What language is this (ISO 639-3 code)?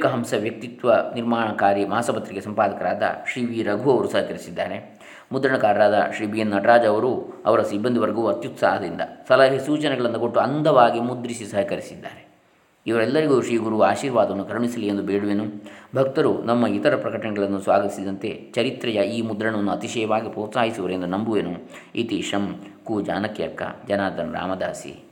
kan